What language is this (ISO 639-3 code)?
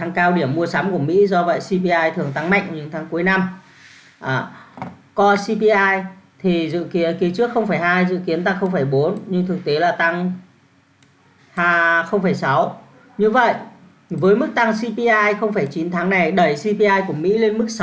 vie